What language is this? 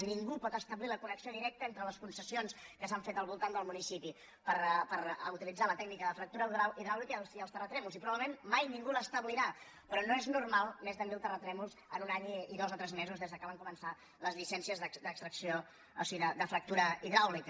Catalan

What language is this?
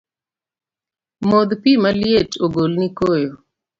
Luo (Kenya and Tanzania)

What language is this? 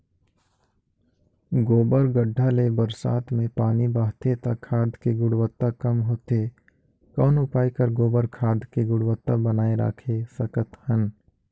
Chhattisgarhi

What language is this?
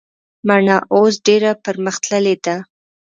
Pashto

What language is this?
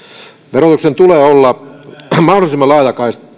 Finnish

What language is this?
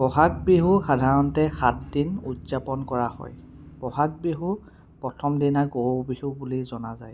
Assamese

